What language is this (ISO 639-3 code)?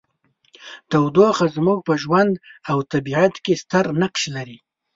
pus